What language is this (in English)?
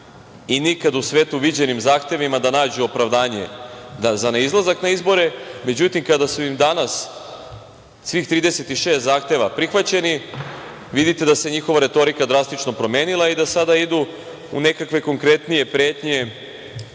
Serbian